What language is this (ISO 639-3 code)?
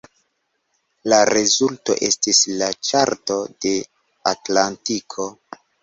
epo